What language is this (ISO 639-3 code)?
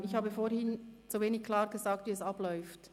gsw